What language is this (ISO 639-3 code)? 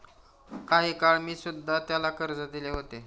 mar